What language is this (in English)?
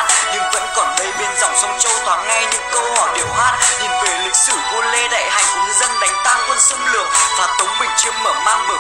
Vietnamese